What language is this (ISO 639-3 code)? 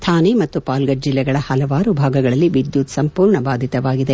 kan